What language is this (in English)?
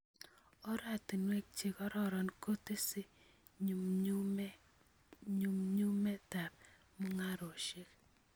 Kalenjin